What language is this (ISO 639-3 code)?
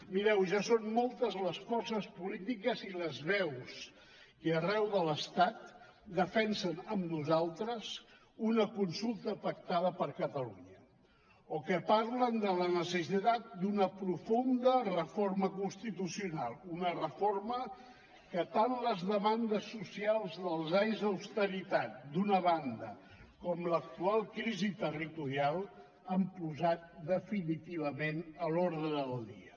cat